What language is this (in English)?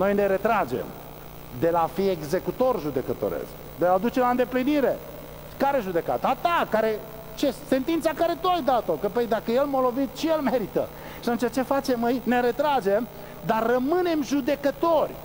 Romanian